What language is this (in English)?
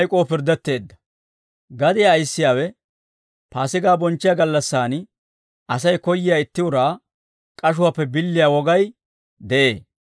Dawro